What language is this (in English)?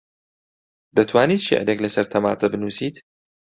Central Kurdish